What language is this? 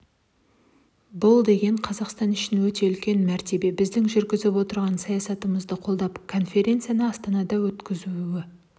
Kazakh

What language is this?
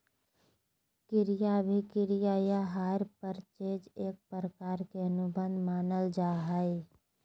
Magahi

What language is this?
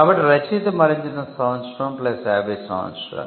Telugu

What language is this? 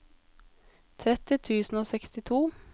Norwegian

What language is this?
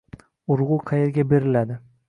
Uzbek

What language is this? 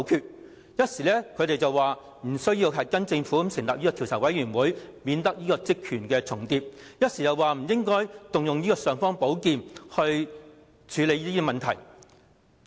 Cantonese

